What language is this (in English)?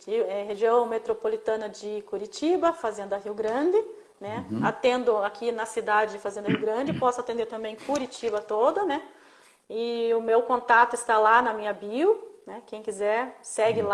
Portuguese